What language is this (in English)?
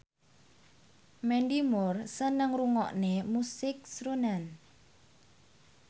Javanese